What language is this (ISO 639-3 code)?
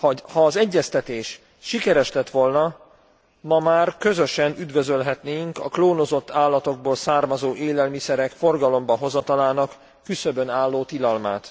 hun